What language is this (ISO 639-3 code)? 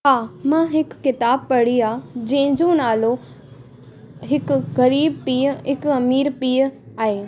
snd